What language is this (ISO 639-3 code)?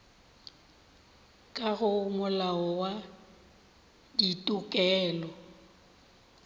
nso